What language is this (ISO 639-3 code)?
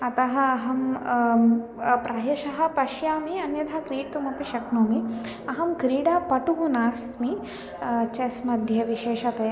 san